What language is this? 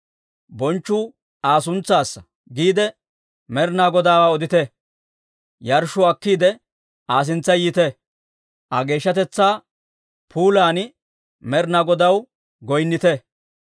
Dawro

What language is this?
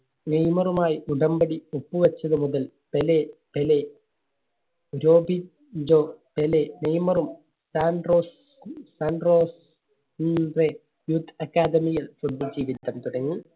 Malayalam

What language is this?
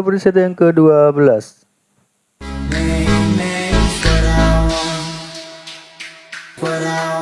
Indonesian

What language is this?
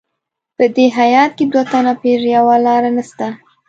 Pashto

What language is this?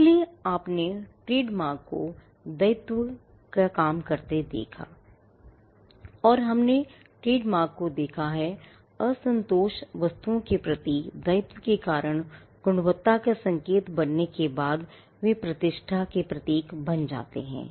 Hindi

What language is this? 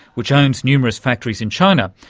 English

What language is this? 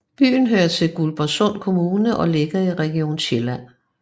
Danish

